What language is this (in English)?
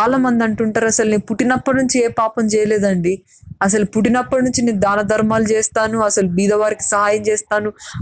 Telugu